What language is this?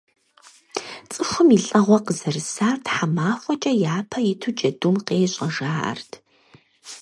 Kabardian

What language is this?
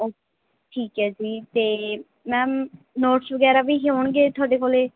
Punjabi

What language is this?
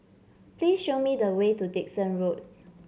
English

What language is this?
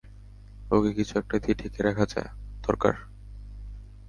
Bangla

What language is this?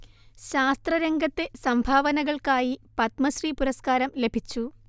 Malayalam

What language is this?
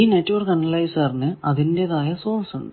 Malayalam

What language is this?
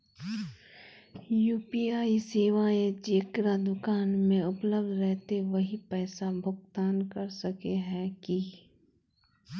Magahi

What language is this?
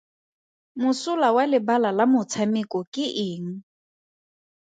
Tswana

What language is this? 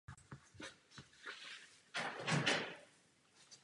Czech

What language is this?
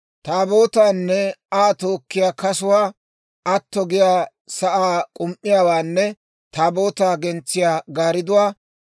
Dawro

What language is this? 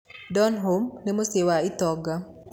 Kikuyu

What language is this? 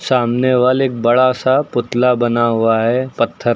Hindi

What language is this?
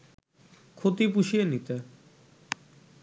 Bangla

